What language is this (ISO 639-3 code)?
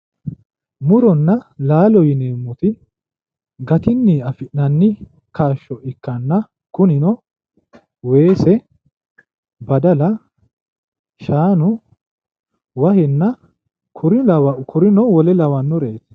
sid